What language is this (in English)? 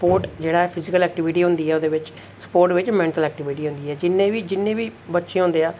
Dogri